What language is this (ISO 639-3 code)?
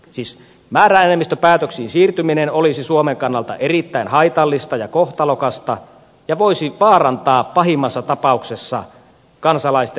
fin